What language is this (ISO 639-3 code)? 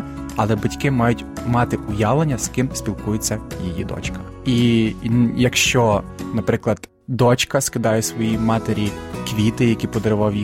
ukr